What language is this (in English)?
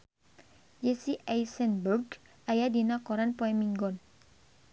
Sundanese